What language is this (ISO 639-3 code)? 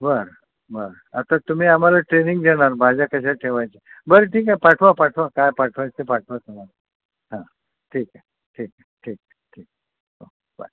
mar